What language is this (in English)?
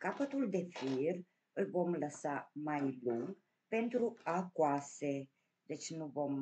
Romanian